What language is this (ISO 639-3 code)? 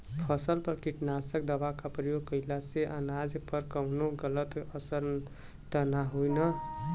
bho